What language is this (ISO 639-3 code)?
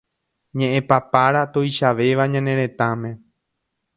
grn